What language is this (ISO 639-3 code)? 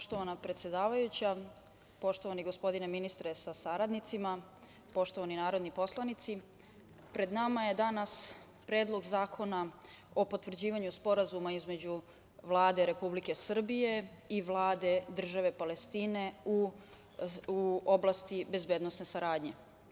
srp